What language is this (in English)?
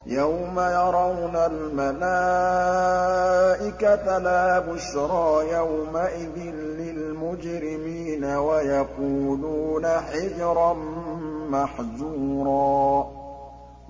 Arabic